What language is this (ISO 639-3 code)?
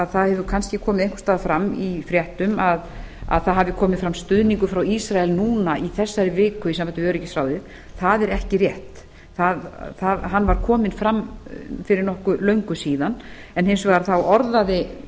isl